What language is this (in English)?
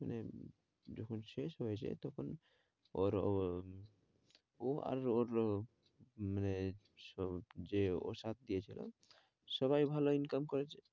Bangla